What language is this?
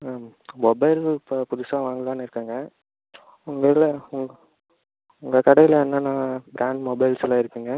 Tamil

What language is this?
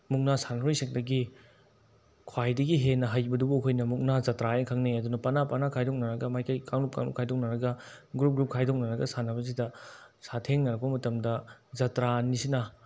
Manipuri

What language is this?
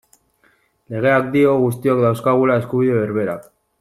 Basque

